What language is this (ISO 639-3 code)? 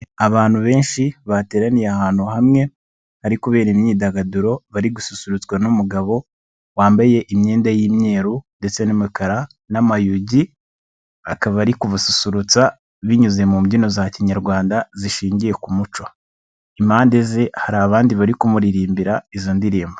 kin